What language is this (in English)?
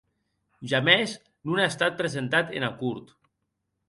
Occitan